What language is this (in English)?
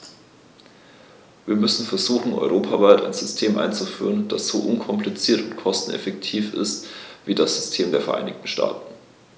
German